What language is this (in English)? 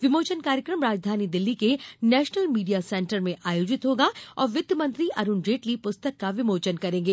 Hindi